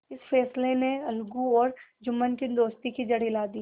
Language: Hindi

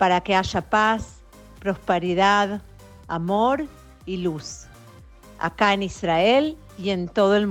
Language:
Hebrew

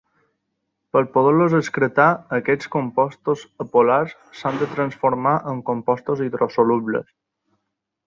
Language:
Catalan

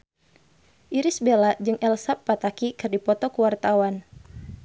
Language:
Sundanese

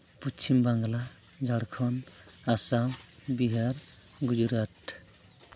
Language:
Santali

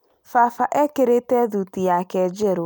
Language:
Kikuyu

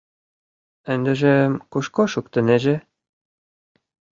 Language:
Mari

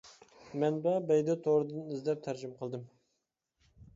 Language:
Uyghur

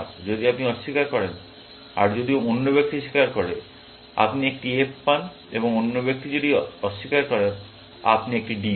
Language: Bangla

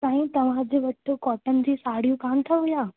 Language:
Sindhi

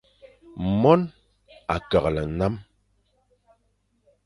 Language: Fang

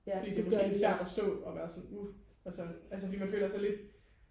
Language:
Danish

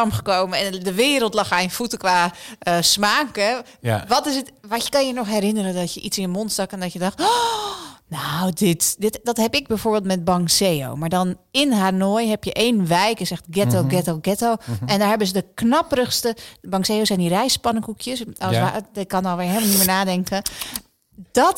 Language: Dutch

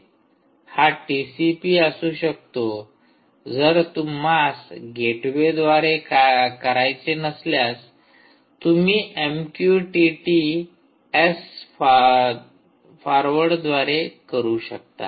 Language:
Marathi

